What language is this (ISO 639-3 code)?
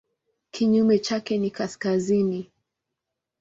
swa